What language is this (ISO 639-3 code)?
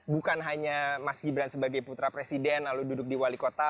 ind